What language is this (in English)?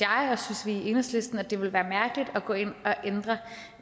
Danish